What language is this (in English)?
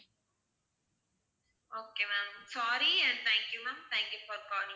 Tamil